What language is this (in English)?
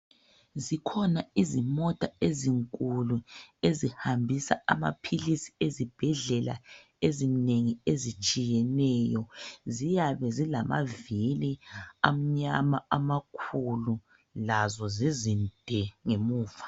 North Ndebele